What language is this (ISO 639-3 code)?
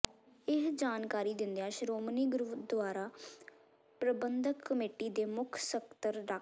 pan